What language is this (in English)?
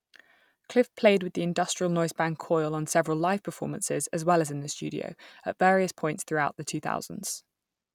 English